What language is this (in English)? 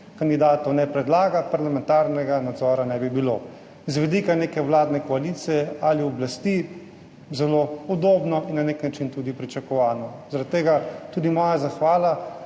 Slovenian